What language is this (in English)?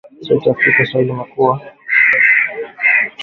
Swahili